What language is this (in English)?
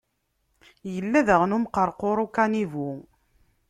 Kabyle